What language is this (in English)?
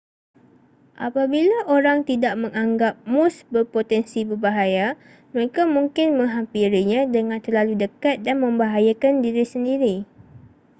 Malay